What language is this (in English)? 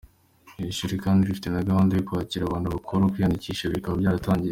Kinyarwanda